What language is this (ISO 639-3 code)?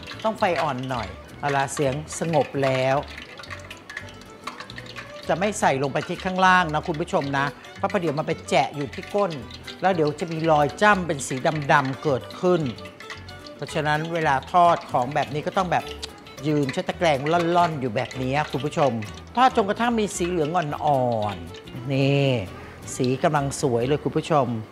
tha